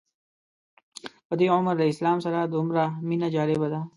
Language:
Pashto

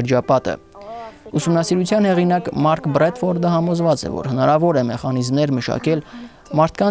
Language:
Romanian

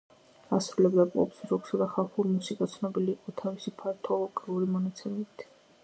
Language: Georgian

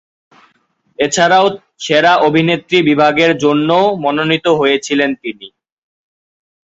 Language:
Bangla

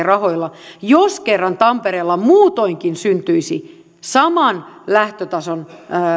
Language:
Finnish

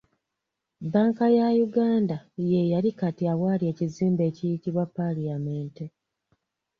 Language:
Ganda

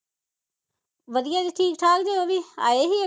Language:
Punjabi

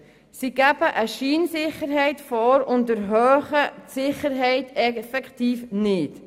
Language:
Swiss German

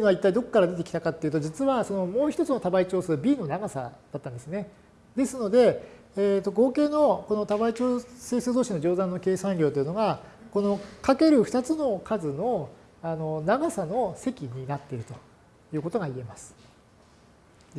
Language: Japanese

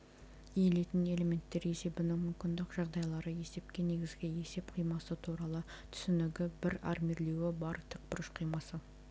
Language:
Kazakh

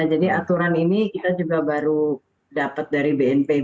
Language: Indonesian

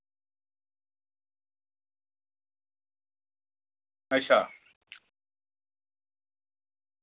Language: Dogri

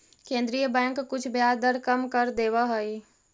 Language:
Magahi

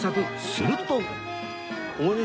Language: Japanese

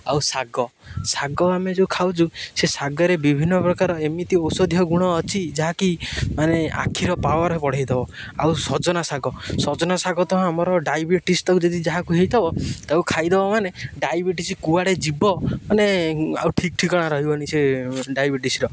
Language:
Odia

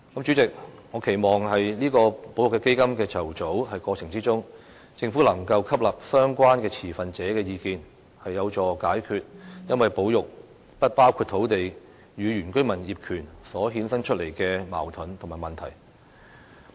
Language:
Cantonese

